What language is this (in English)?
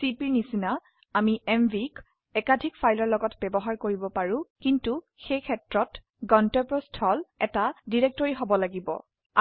Assamese